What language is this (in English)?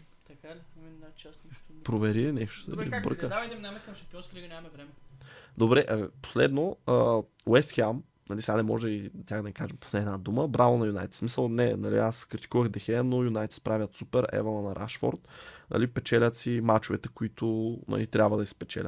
Bulgarian